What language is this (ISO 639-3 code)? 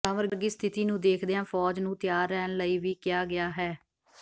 pan